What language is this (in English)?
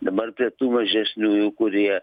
Lithuanian